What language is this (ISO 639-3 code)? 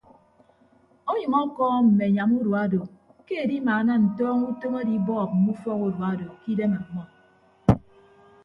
ibb